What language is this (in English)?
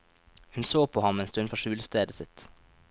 Norwegian